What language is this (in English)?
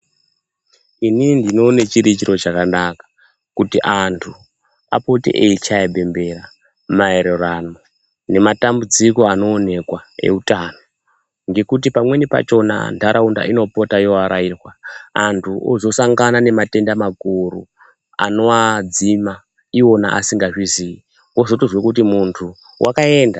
Ndau